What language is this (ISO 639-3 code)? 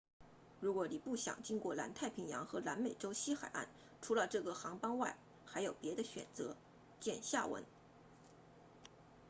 zho